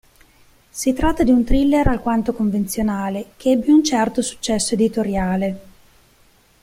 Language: Italian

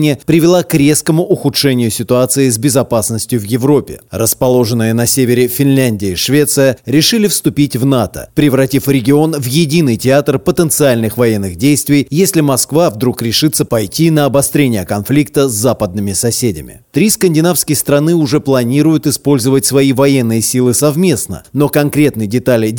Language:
Russian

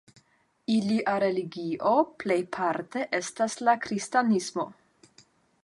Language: Esperanto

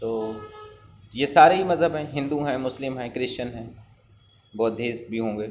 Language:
Urdu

